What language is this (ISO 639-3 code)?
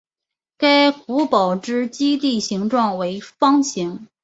zho